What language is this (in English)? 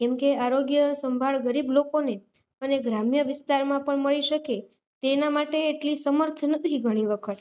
Gujarati